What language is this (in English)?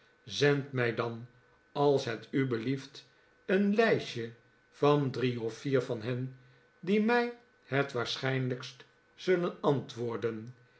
Dutch